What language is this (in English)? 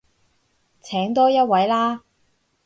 Cantonese